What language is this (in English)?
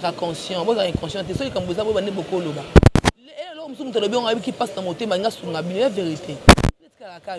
French